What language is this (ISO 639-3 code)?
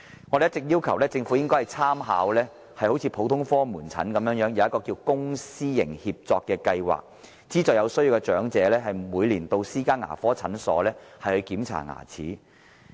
yue